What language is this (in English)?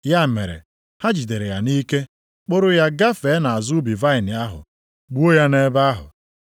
Igbo